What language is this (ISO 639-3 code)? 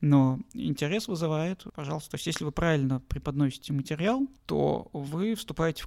rus